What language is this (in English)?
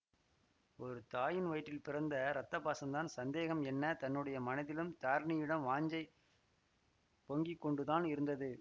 Tamil